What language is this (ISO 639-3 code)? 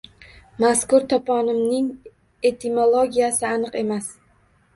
uzb